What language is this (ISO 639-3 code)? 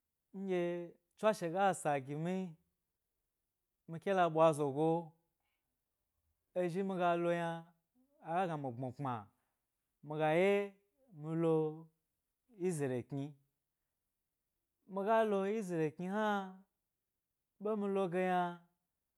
gby